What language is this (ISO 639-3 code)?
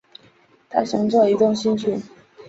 zho